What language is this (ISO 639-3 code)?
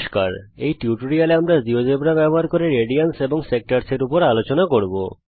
ben